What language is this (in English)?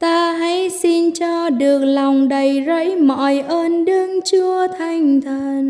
Vietnamese